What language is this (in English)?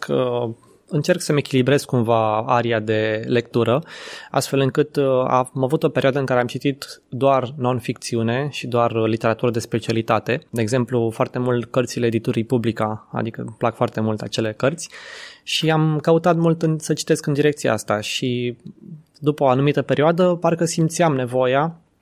Romanian